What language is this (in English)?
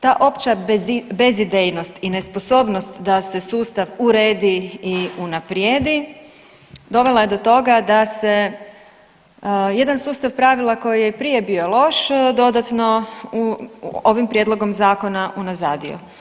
Croatian